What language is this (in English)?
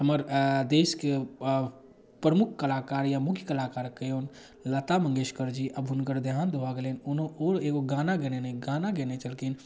Maithili